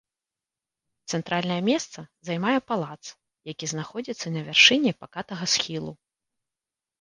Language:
Belarusian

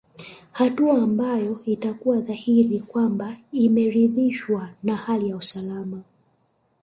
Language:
Swahili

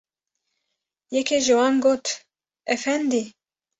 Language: Kurdish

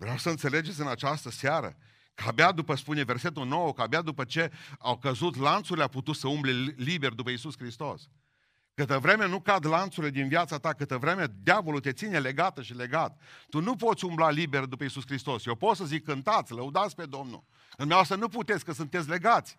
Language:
Romanian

